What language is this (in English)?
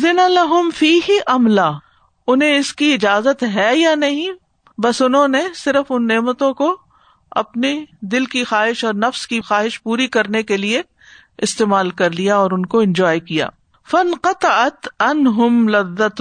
Urdu